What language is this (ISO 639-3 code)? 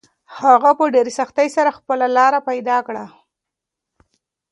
pus